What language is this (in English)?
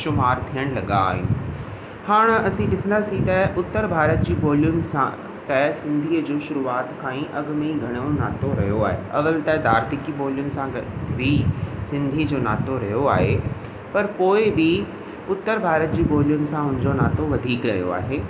Sindhi